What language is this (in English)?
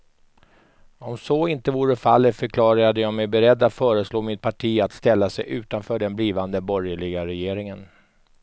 Swedish